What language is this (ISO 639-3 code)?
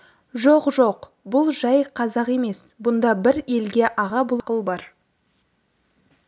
kaz